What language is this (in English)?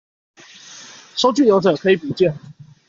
Chinese